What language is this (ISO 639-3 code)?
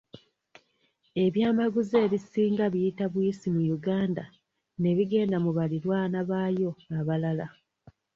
lug